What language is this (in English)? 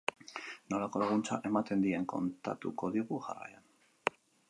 Basque